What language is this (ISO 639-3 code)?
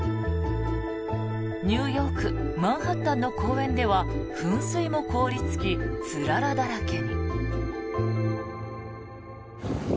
jpn